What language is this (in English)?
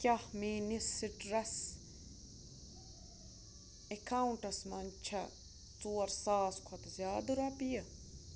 Kashmiri